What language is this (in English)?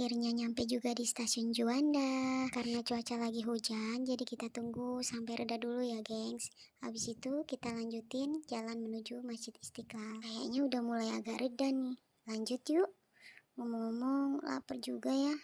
Indonesian